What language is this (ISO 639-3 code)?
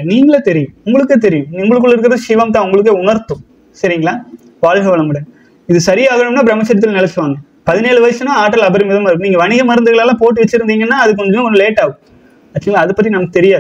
tha